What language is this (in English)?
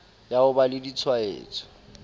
Southern Sotho